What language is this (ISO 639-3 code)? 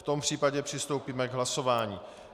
ces